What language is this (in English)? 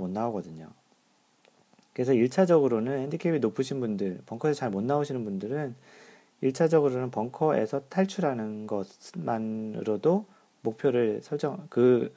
Korean